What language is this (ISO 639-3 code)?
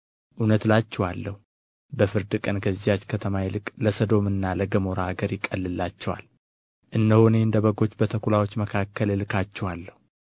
amh